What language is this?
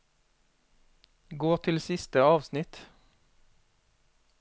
Norwegian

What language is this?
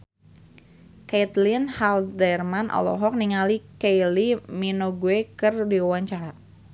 Sundanese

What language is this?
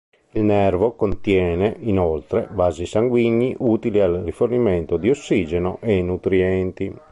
Italian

